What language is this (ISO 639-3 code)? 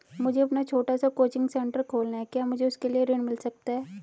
hin